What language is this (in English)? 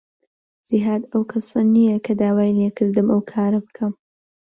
Central Kurdish